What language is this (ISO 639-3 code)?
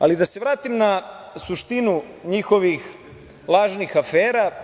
srp